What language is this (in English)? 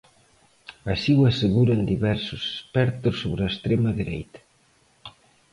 Galician